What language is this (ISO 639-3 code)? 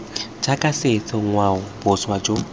tsn